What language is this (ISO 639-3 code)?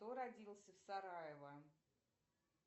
rus